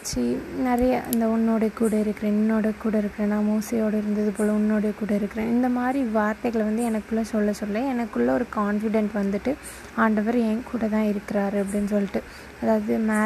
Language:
Tamil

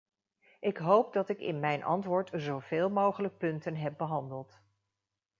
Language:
Dutch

